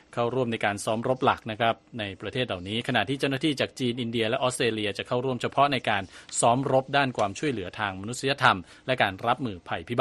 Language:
Thai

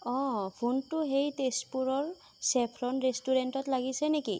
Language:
Assamese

